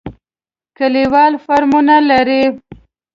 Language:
Pashto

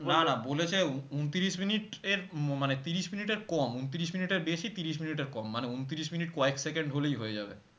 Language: Bangla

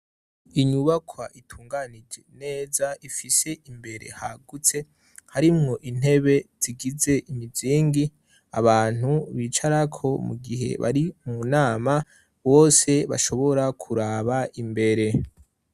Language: Rundi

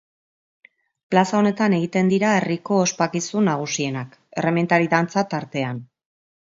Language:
Basque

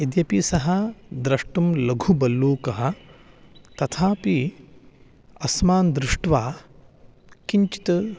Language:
Sanskrit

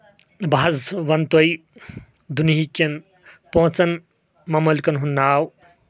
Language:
Kashmiri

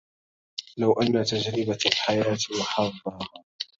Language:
Arabic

